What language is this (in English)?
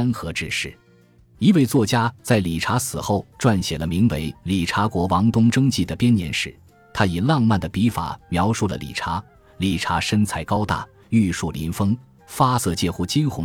Chinese